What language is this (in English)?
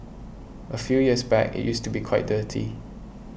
English